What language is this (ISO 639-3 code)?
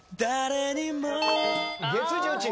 jpn